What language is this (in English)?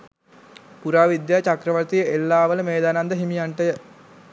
Sinhala